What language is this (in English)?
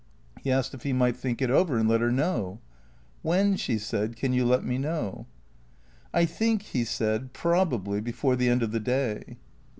English